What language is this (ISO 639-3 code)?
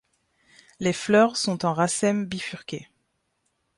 fra